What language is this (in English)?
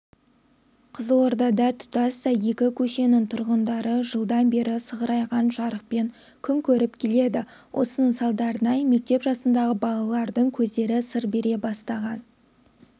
Kazakh